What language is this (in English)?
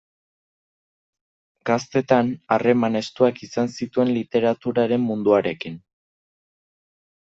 Basque